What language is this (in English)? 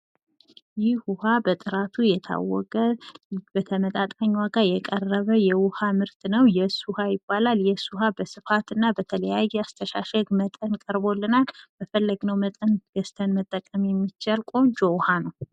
Amharic